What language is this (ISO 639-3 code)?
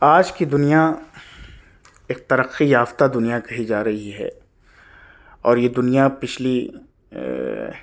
urd